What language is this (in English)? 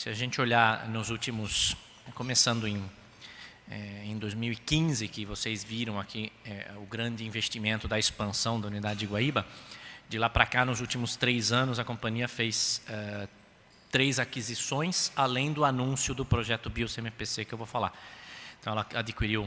Portuguese